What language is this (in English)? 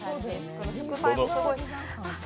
Japanese